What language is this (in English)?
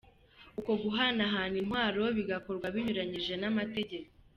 Kinyarwanda